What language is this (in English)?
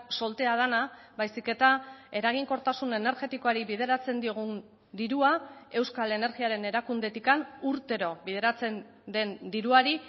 Basque